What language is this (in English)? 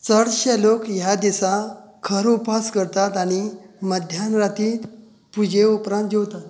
Konkani